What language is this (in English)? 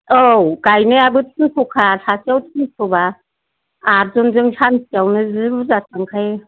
Bodo